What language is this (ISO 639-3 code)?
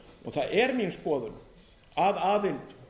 isl